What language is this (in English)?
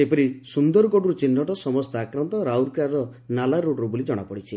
Odia